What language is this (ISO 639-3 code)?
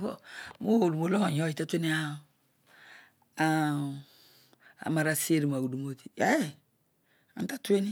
odu